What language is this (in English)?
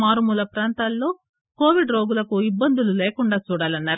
Telugu